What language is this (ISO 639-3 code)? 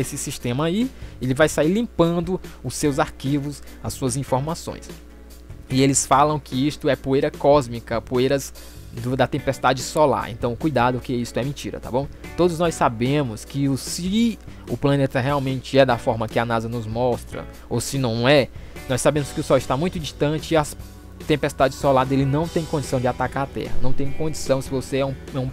por